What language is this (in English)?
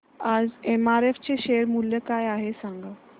Marathi